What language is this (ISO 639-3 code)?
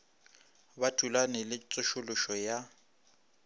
nso